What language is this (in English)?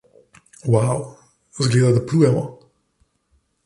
Slovenian